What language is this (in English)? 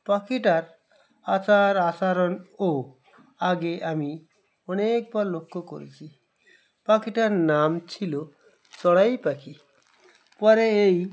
Bangla